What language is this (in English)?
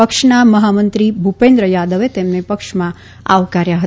Gujarati